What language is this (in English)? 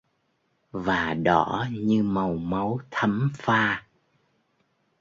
Vietnamese